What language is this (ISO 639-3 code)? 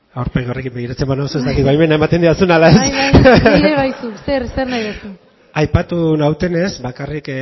eus